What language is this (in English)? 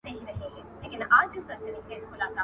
Pashto